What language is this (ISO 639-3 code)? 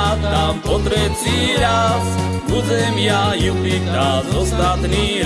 slk